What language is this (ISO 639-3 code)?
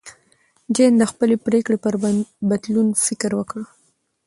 pus